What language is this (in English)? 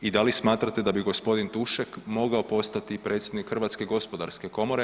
Croatian